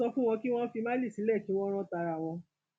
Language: Yoruba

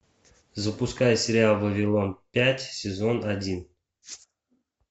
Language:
Russian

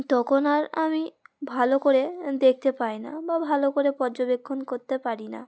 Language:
Bangla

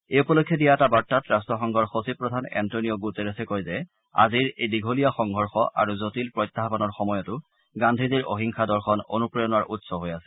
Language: Assamese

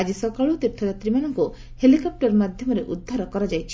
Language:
Odia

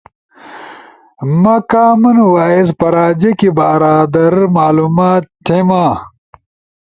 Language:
Ushojo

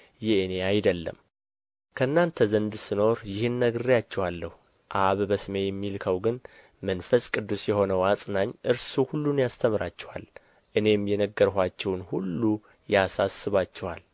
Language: Amharic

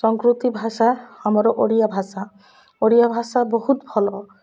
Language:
Odia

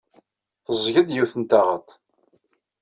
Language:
Kabyle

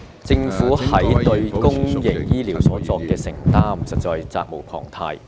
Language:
Cantonese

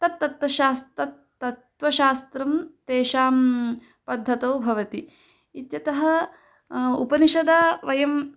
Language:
Sanskrit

